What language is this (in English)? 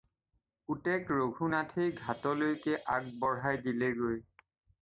Assamese